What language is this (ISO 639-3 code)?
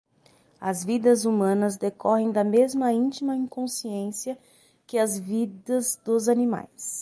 por